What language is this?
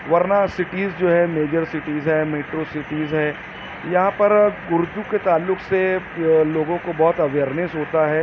Urdu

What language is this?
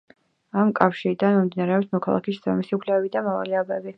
Georgian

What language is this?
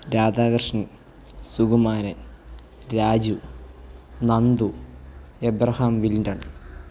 Malayalam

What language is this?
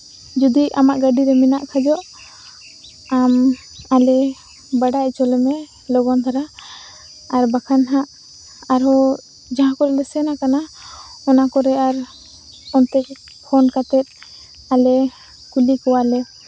Santali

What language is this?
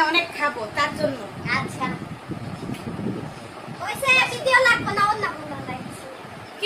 Indonesian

